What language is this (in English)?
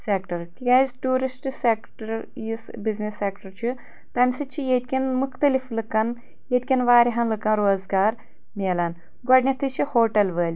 Kashmiri